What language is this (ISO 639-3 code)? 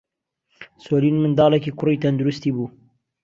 ckb